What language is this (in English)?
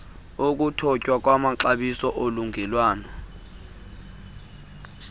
Xhosa